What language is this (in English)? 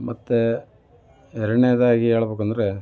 Kannada